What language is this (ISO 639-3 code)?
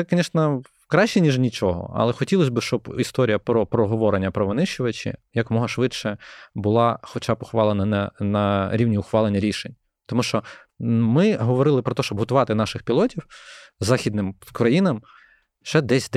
ukr